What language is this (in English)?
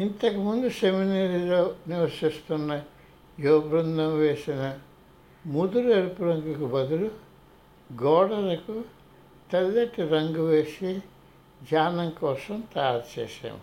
Telugu